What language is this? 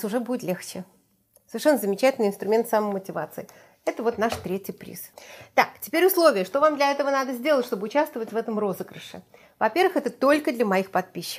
Russian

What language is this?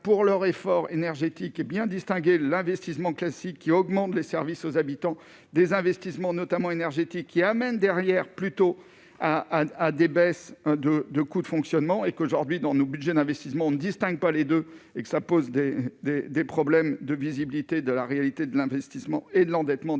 French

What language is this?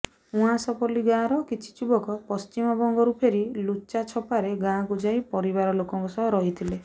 Odia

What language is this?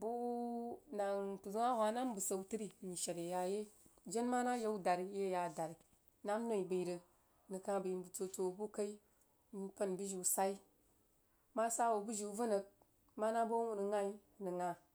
Jiba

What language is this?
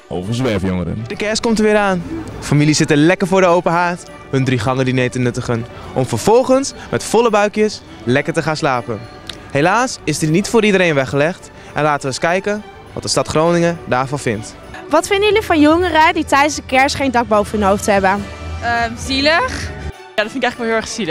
Dutch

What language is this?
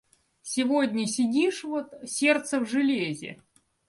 Russian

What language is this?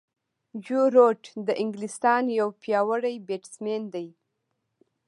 Pashto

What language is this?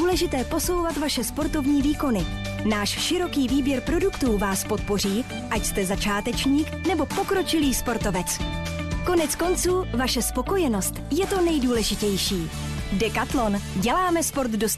Czech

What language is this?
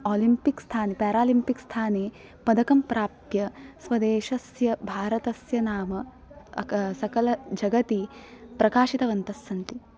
Sanskrit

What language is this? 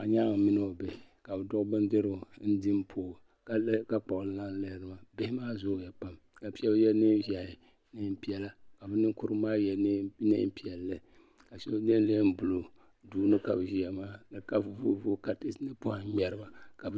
Dagbani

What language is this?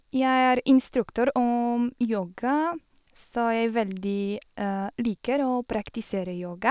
Norwegian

